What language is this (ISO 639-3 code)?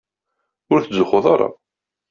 kab